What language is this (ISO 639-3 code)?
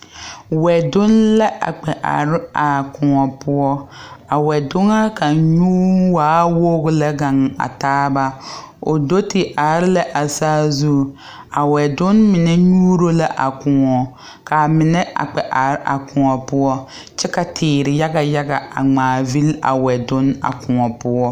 dga